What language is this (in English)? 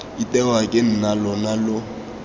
Tswana